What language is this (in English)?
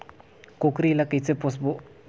Chhattisgarhi